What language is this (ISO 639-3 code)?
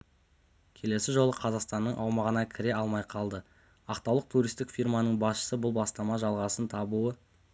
kaz